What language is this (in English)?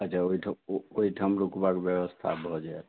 Maithili